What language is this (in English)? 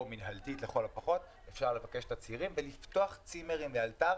Hebrew